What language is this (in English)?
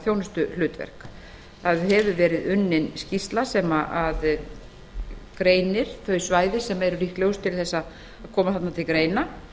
Icelandic